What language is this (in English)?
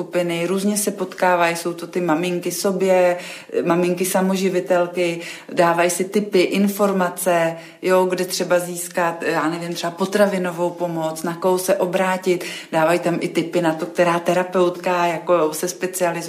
Czech